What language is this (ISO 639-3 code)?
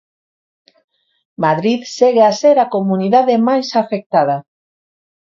glg